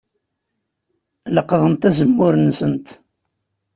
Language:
Kabyle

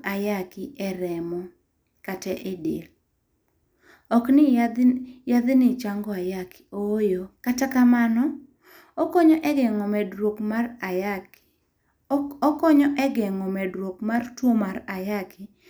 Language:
Luo (Kenya and Tanzania)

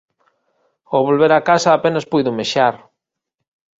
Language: Galician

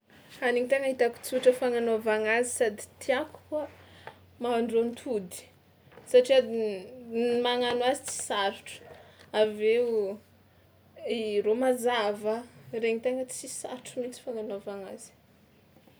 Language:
Tsimihety Malagasy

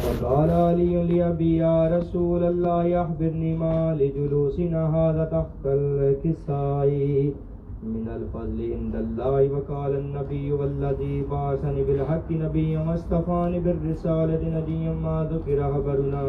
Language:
Urdu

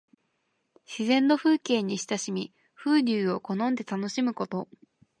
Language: Japanese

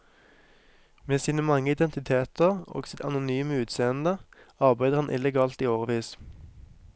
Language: Norwegian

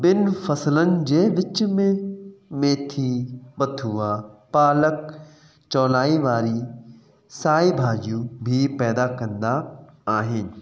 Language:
Sindhi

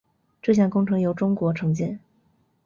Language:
Chinese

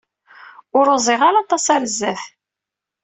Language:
Kabyle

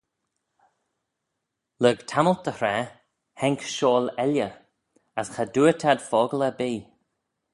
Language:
Manx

